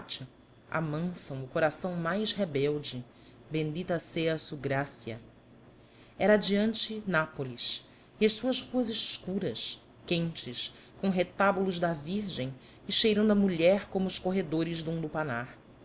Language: Portuguese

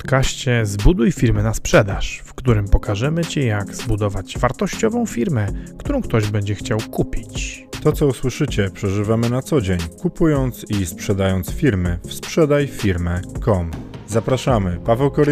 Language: Polish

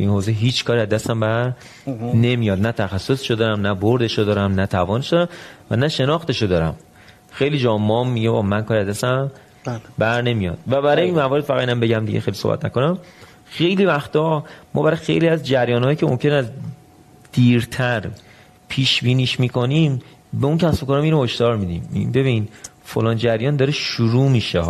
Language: Persian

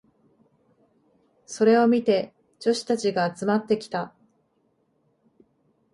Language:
Japanese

